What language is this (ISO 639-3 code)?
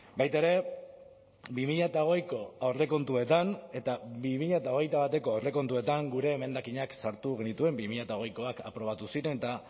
eus